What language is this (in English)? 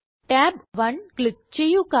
Malayalam